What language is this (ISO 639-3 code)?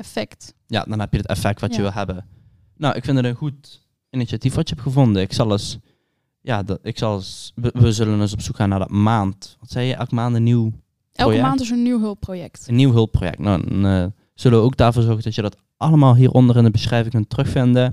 nld